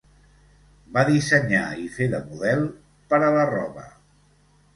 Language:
Catalan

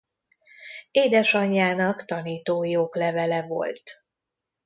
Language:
Hungarian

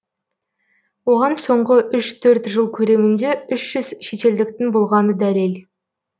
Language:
Kazakh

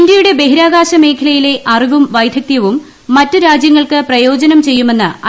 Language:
Malayalam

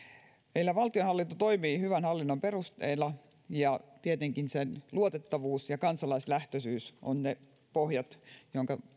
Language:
Finnish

